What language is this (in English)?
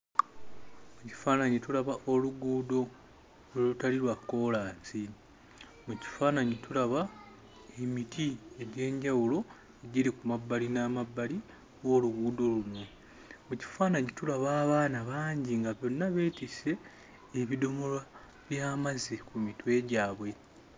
Ganda